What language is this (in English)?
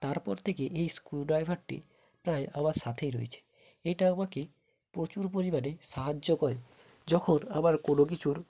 Bangla